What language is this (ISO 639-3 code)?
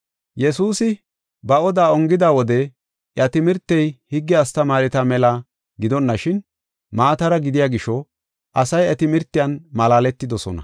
gof